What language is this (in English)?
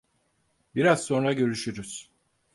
Turkish